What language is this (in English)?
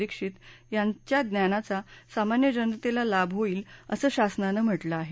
Marathi